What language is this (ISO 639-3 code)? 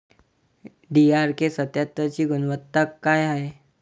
mar